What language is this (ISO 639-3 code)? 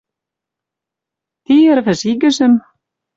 mrj